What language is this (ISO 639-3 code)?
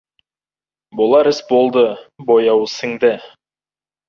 kaz